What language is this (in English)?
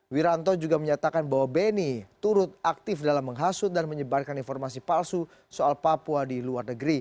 Indonesian